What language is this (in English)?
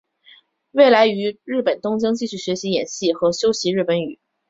Chinese